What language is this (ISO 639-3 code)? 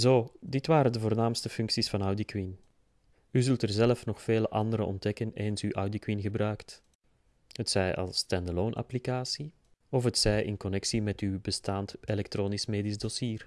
nld